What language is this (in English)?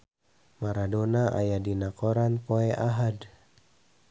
Sundanese